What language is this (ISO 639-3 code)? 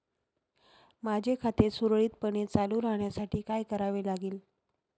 mar